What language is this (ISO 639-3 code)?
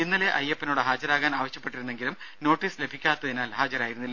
mal